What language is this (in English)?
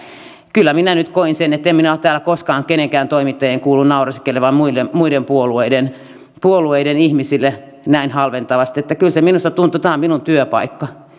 Finnish